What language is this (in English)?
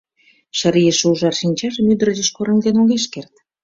Mari